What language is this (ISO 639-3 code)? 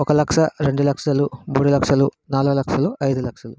tel